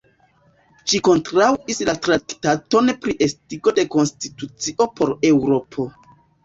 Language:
Esperanto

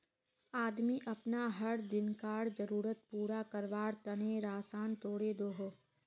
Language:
Magahi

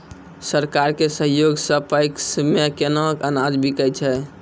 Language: Maithili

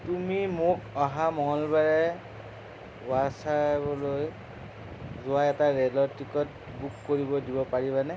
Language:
Assamese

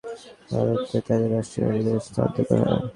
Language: Bangla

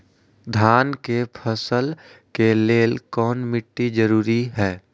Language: Magahi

